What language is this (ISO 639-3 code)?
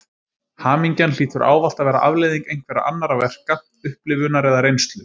isl